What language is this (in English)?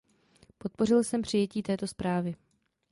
Czech